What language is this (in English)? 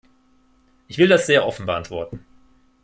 German